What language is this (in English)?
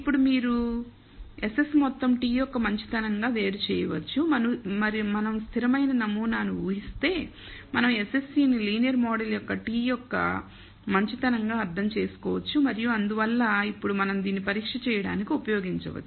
Telugu